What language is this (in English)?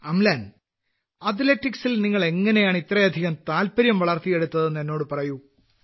Malayalam